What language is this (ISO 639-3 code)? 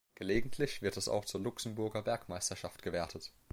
deu